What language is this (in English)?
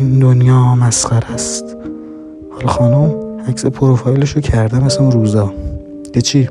Persian